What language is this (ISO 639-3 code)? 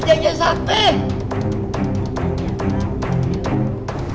ind